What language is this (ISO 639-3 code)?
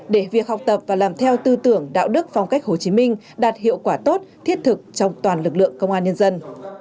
vie